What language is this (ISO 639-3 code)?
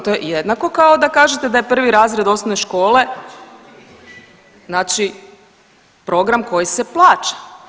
hrv